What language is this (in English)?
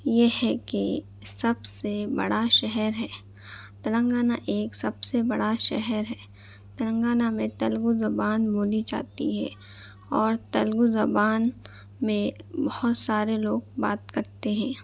Urdu